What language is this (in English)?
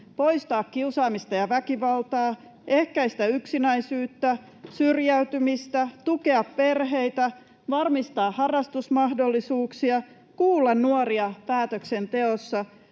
Finnish